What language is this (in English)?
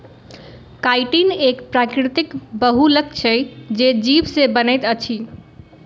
Maithili